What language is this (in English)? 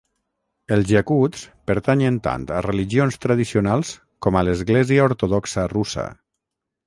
Catalan